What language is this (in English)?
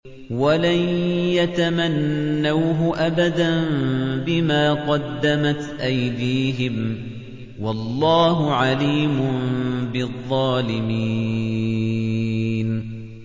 Arabic